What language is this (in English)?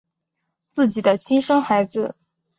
Chinese